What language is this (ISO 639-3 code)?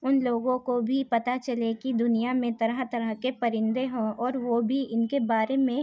urd